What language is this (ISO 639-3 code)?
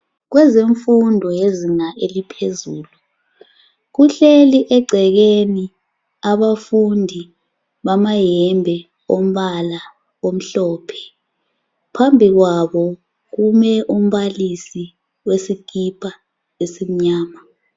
nde